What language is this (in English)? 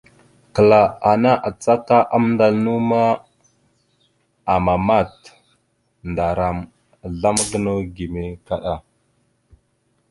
Mada (Cameroon)